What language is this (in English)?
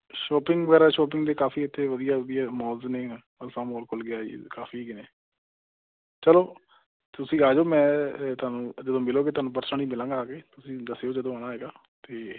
Punjabi